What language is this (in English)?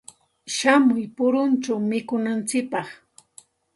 Santa Ana de Tusi Pasco Quechua